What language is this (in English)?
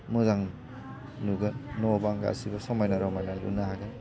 Bodo